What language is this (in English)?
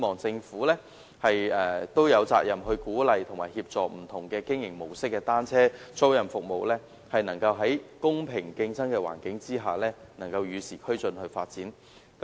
Cantonese